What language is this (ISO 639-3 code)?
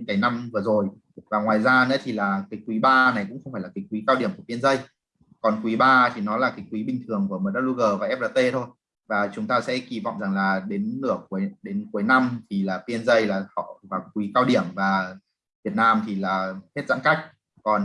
vie